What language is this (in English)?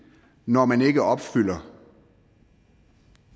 Danish